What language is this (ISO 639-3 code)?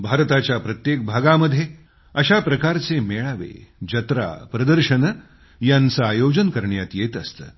mar